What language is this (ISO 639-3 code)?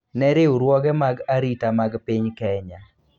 luo